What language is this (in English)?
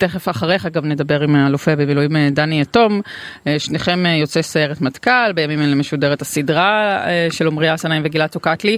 Hebrew